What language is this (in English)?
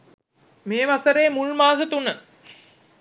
Sinhala